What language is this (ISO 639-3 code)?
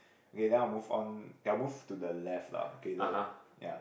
eng